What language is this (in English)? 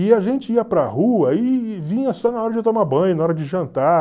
Portuguese